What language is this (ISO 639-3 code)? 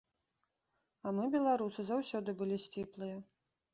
bel